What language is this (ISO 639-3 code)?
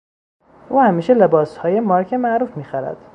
fas